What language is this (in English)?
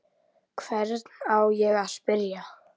Icelandic